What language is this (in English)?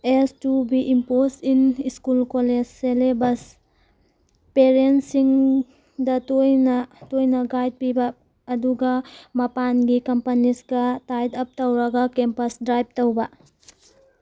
Manipuri